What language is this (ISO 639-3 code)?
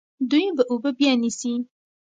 pus